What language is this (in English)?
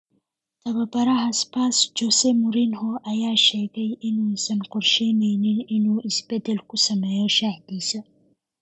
Somali